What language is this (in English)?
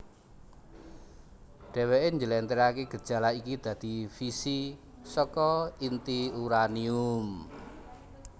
Javanese